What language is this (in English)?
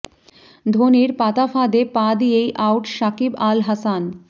Bangla